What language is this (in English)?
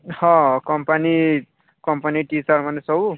Odia